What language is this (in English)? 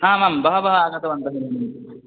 Sanskrit